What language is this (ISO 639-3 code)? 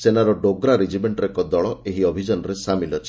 ori